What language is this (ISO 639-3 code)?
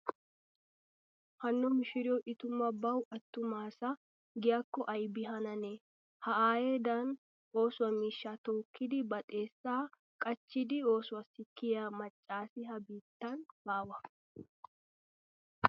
wal